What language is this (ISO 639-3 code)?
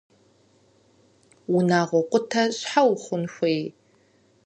kbd